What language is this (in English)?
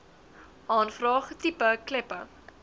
Afrikaans